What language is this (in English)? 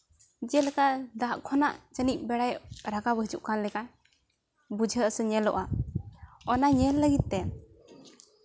Santali